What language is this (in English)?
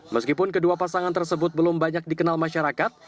Indonesian